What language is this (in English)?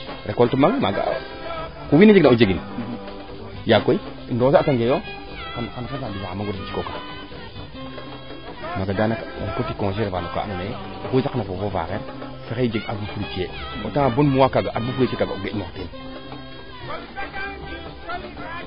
Serer